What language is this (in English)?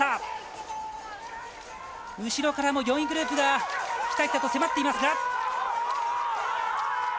Japanese